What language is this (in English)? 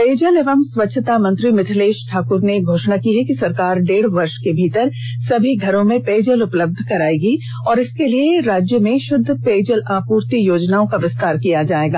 Hindi